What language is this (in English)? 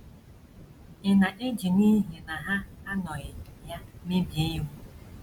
Igbo